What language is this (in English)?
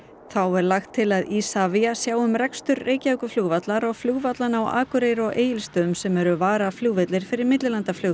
Icelandic